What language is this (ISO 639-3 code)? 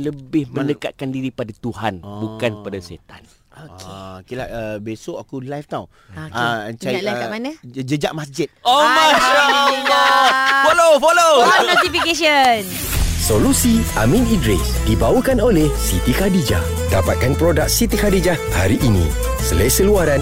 msa